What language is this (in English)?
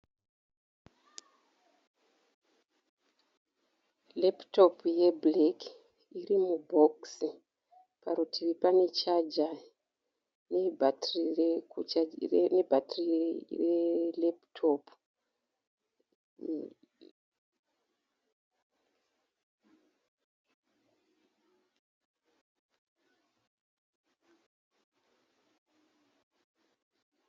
Shona